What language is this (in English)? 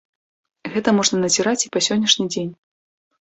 Belarusian